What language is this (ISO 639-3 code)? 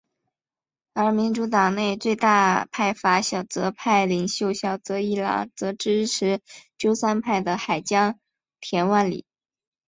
zho